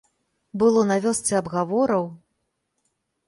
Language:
Belarusian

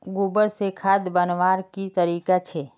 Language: Magahi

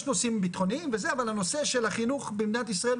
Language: Hebrew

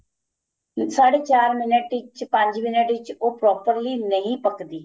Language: Punjabi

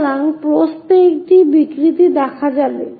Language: Bangla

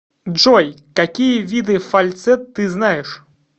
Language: Russian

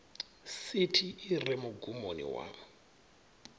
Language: Venda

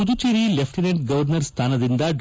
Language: Kannada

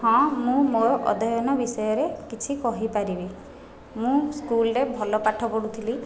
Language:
Odia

